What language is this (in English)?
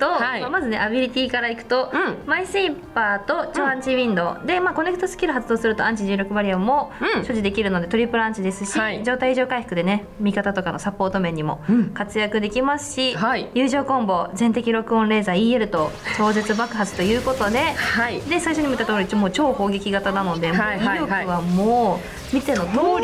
Japanese